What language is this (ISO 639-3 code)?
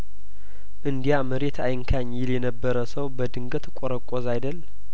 amh